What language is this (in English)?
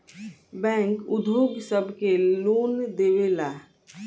Bhojpuri